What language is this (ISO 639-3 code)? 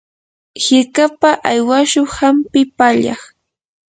qur